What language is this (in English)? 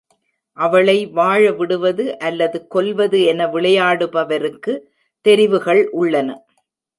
Tamil